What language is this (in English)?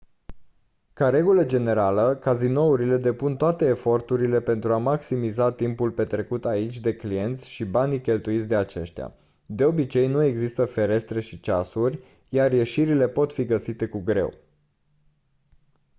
Romanian